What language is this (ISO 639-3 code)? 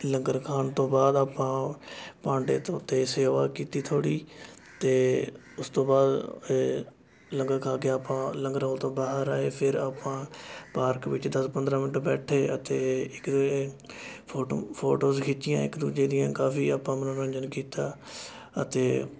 pan